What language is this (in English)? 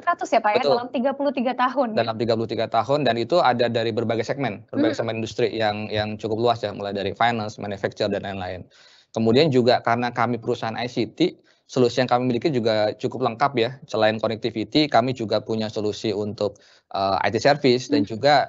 Indonesian